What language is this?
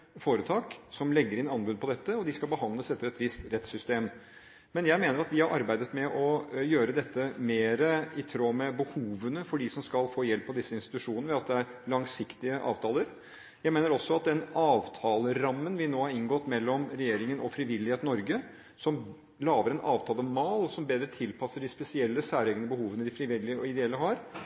Norwegian Bokmål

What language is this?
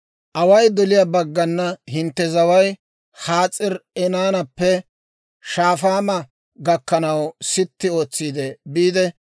Dawro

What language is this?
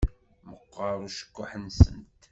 Kabyle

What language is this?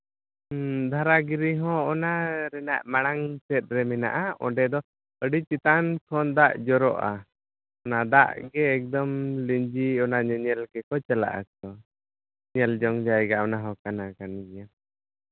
Santali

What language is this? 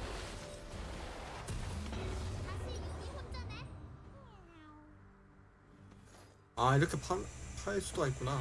Korean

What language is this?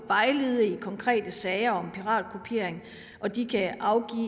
Danish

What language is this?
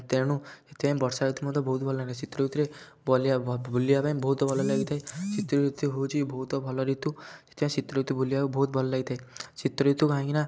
Odia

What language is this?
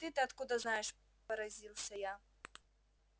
Russian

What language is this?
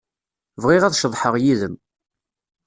Kabyle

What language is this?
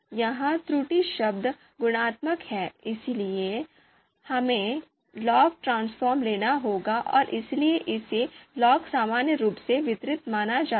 Hindi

